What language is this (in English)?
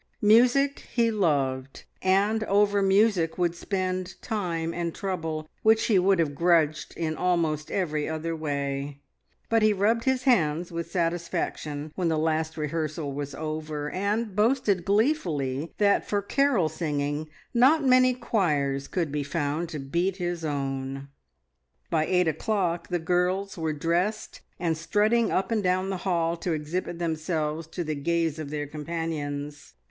English